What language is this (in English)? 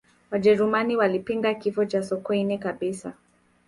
Swahili